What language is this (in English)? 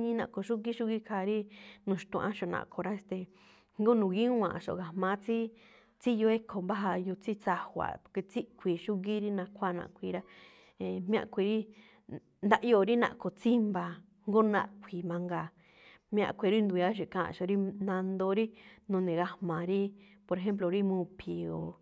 Malinaltepec Me'phaa